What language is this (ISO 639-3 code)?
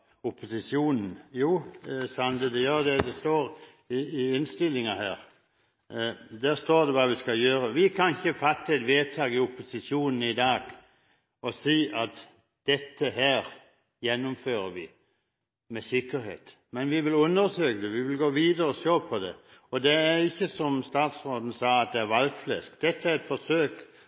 nob